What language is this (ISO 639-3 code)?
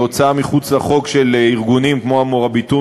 heb